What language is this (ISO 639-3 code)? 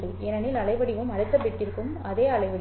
tam